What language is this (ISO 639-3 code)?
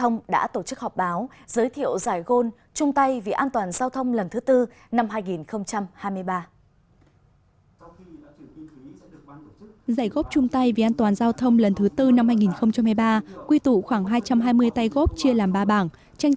vie